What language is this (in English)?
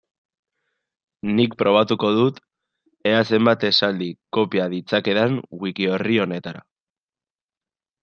Basque